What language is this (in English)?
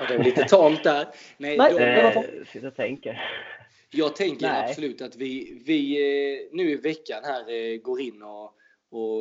Swedish